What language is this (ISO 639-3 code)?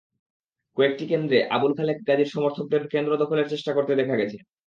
ben